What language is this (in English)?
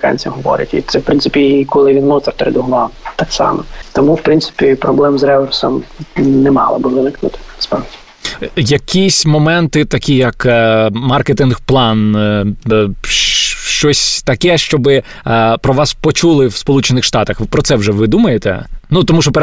Ukrainian